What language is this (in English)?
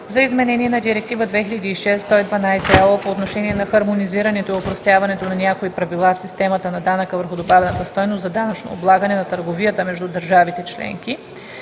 Bulgarian